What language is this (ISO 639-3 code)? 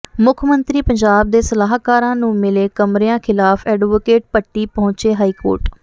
pan